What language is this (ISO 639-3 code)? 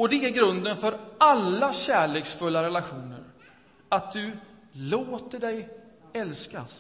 swe